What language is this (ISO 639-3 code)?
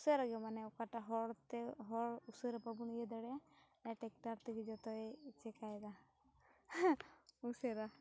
sat